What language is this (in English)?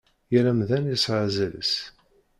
Kabyle